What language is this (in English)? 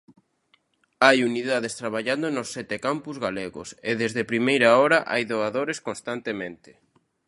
Galician